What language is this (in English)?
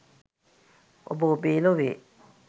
Sinhala